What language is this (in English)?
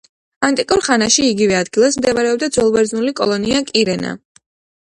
Georgian